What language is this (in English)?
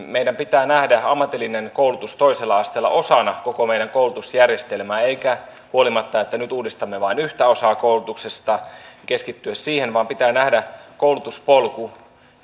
Finnish